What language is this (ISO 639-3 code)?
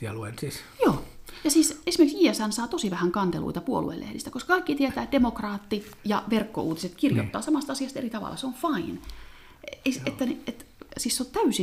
fin